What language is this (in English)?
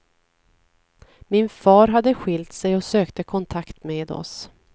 Swedish